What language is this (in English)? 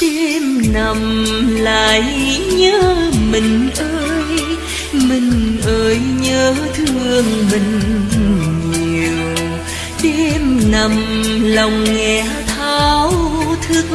Vietnamese